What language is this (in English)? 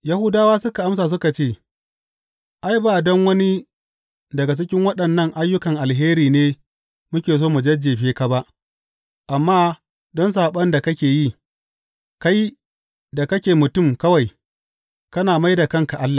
Hausa